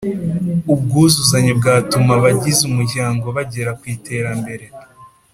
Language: Kinyarwanda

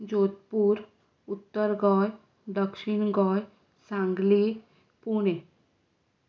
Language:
Konkani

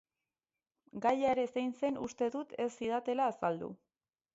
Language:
Basque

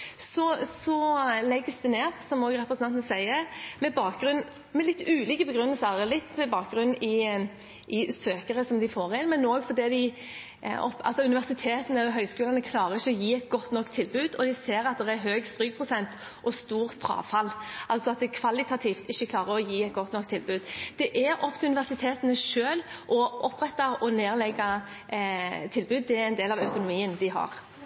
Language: Norwegian Bokmål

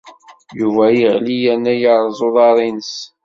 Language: Kabyle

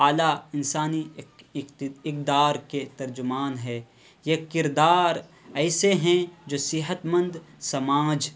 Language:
Urdu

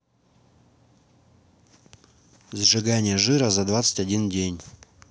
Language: Russian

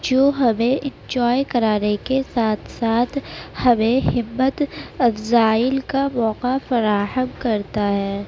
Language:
Urdu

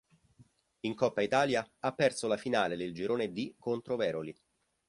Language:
Italian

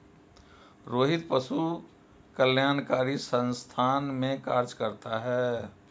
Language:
Hindi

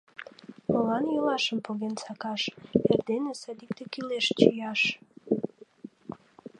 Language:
Mari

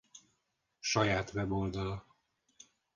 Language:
Hungarian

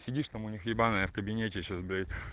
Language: Russian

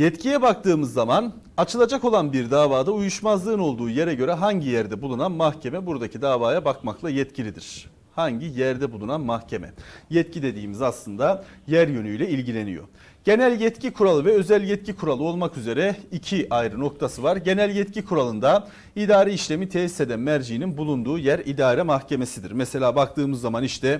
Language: Turkish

